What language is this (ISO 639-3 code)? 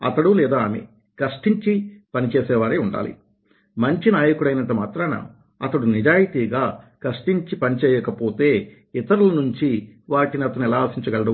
tel